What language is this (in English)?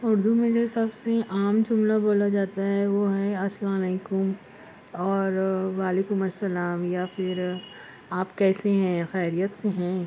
Urdu